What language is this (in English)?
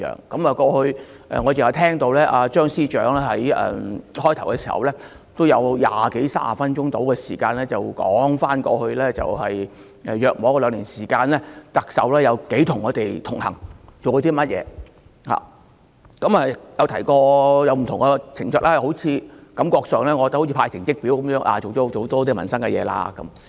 Cantonese